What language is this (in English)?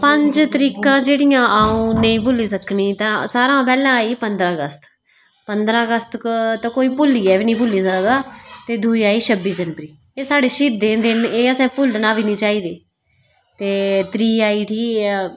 Dogri